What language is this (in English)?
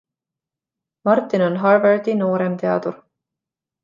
Estonian